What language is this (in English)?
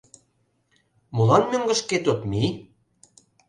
Mari